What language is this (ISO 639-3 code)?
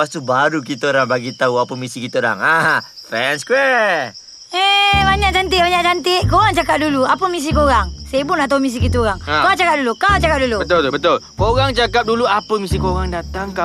msa